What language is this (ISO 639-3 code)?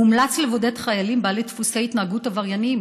heb